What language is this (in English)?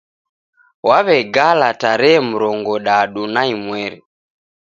Taita